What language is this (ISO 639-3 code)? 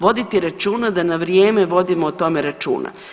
hrv